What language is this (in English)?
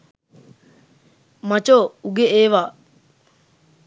Sinhala